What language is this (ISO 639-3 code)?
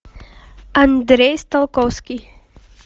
rus